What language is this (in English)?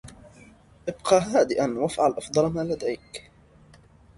Arabic